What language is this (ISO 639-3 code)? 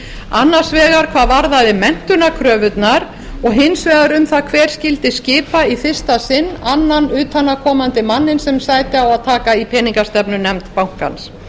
isl